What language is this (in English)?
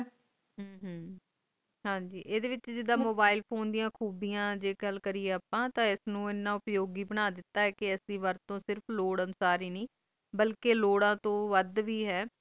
Punjabi